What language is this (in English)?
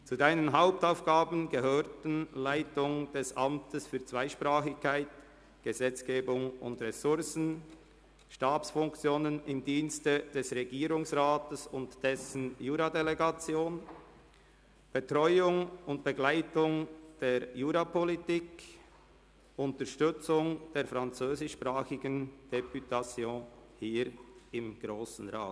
Swiss German